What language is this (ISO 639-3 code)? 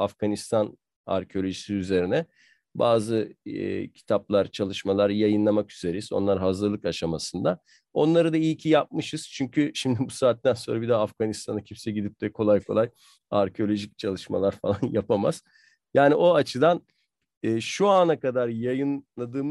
tur